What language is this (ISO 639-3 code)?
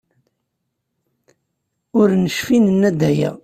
kab